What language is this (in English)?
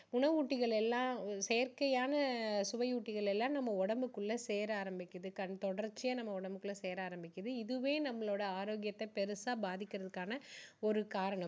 Tamil